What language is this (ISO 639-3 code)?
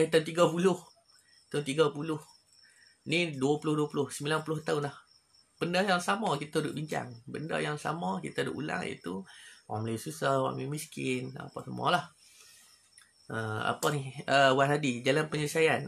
msa